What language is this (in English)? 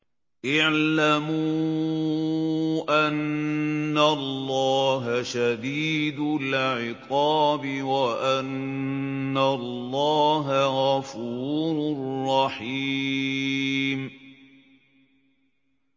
Arabic